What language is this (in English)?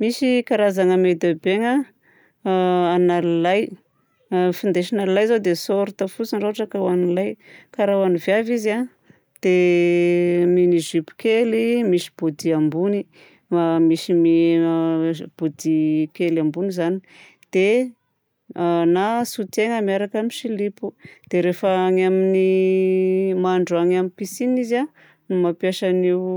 Southern Betsimisaraka Malagasy